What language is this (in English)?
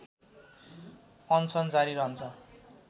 Nepali